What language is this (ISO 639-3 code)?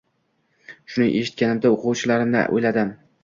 uzb